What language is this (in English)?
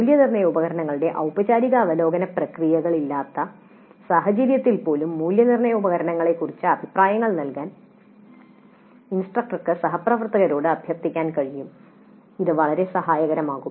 Malayalam